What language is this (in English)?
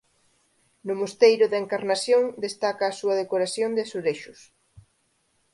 Galician